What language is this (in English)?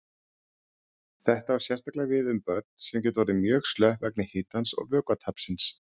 Icelandic